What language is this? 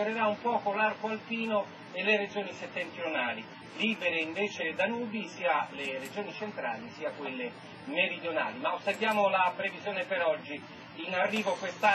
Italian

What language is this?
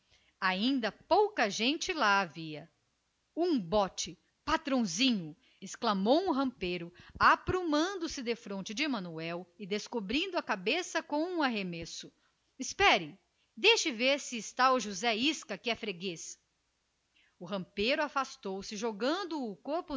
Portuguese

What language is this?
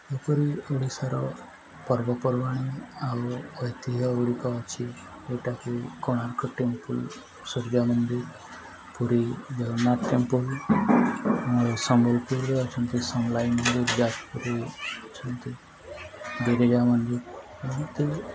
Odia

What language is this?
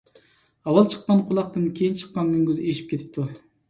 Uyghur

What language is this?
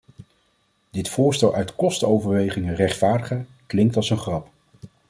Dutch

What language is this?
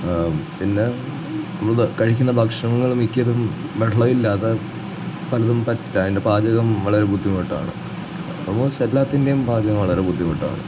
Malayalam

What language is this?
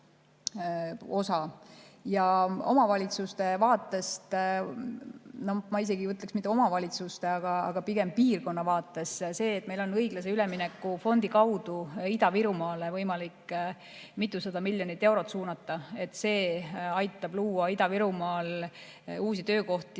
Estonian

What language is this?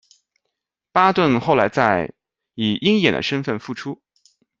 Chinese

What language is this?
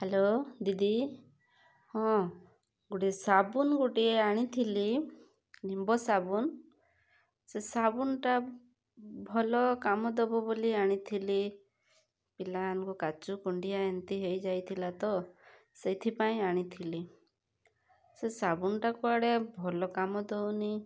Odia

